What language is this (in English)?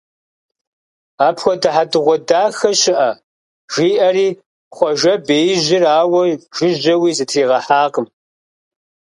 Kabardian